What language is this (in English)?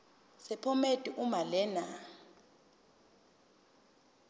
Zulu